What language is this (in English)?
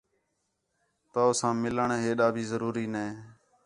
Khetrani